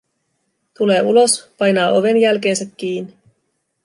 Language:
Finnish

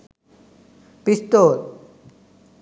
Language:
Sinhala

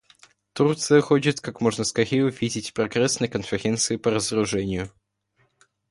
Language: Russian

